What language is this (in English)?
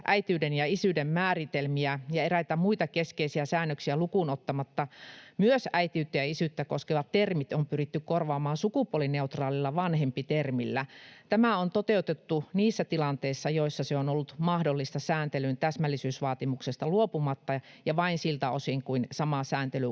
Finnish